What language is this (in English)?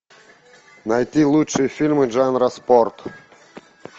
Russian